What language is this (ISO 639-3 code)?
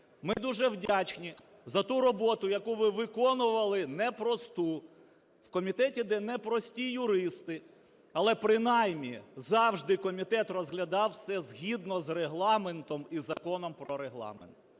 ukr